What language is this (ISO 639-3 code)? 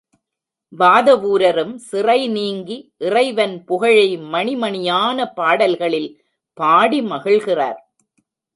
tam